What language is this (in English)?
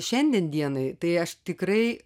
Lithuanian